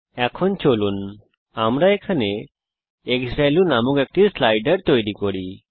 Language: Bangla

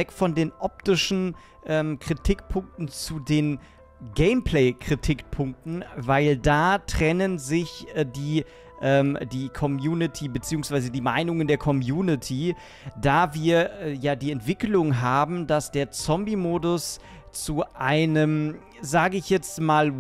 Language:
German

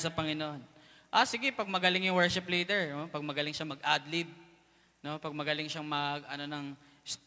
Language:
Filipino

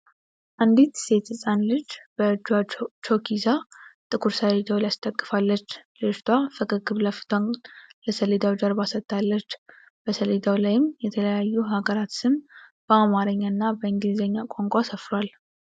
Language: Amharic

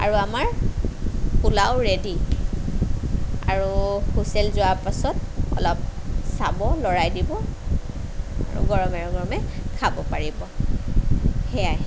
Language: Assamese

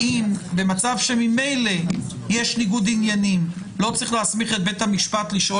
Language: Hebrew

